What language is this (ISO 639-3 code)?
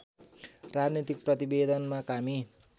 nep